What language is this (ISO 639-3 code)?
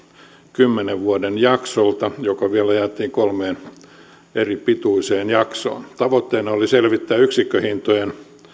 fin